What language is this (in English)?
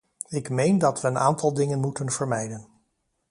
Dutch